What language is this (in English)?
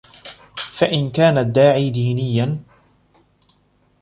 Arabic